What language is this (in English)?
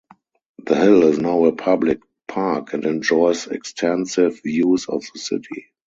English